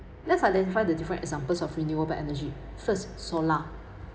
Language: English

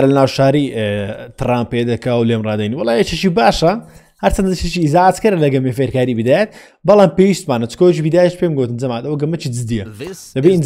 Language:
Arabic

